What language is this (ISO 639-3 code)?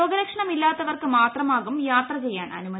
mal